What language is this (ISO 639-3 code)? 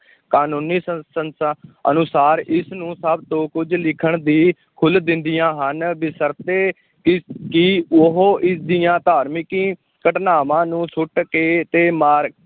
pan